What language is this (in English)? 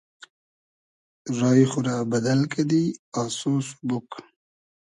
Hazaragi